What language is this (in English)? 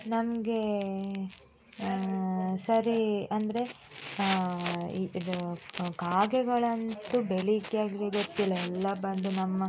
Kannada